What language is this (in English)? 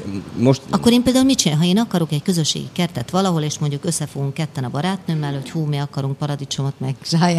Hungarian